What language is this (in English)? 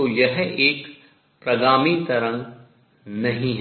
Hindi